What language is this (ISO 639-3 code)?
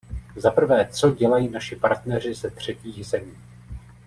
ces